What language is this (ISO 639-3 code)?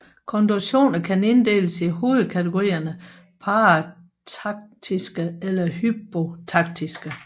dan